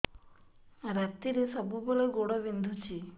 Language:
Odia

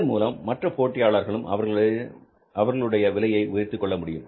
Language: Tamil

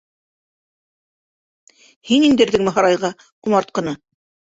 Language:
Bashkir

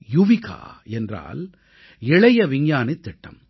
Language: Tamil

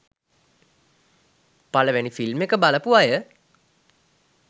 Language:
Sinhala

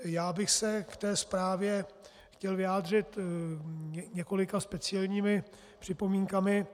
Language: Czech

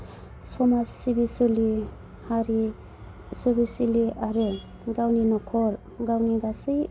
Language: Bodo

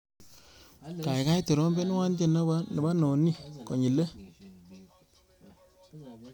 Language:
Kalenjin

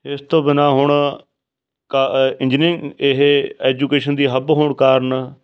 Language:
Punjabi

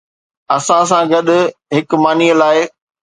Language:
Sindhi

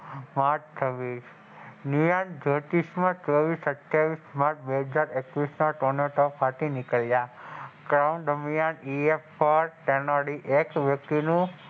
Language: Gujarati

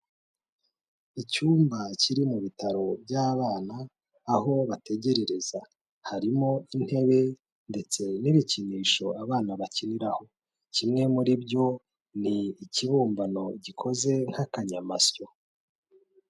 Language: Kinyarwanda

